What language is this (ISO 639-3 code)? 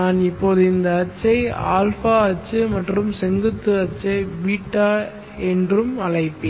tam